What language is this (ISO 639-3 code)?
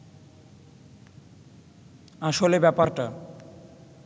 ben